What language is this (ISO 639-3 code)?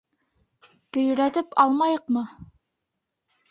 bak